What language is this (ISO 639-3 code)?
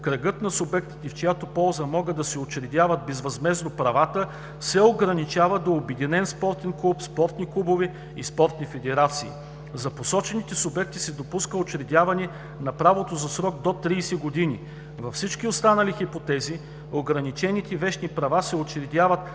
bul